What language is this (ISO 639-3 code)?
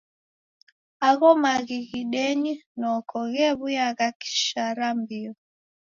dav